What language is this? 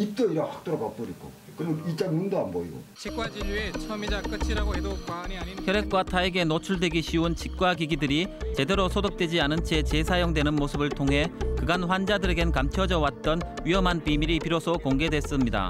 Korean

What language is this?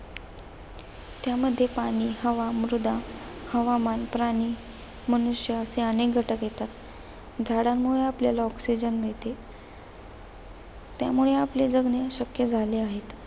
Marathi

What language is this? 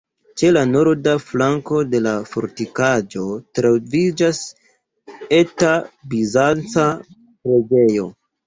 Esperanto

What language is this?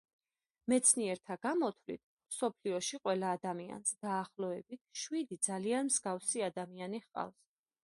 Georgian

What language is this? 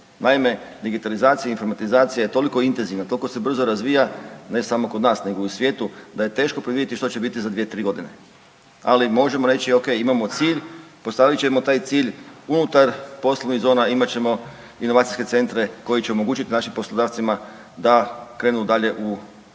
Croatian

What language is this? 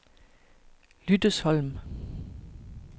Danish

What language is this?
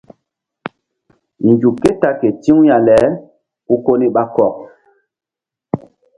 Mbum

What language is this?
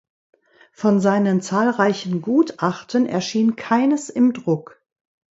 German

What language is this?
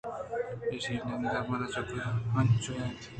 Eastern Balochi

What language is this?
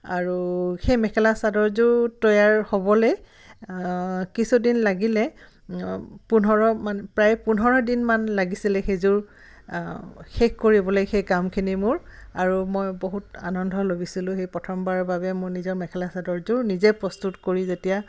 Assamese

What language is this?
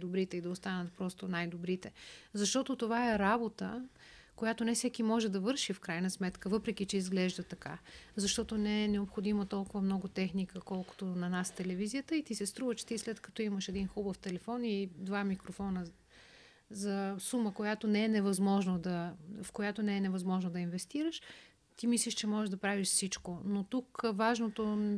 Bulgarian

